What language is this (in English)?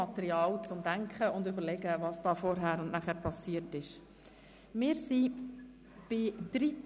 Swiss German